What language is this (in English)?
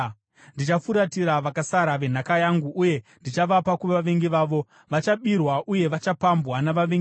Shona